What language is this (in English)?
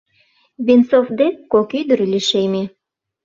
Mari